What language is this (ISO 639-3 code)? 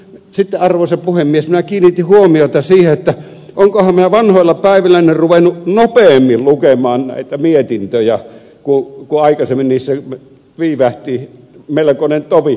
fin